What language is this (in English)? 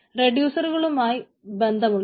Malayalam